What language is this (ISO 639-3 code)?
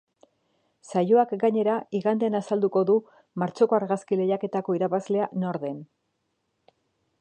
eus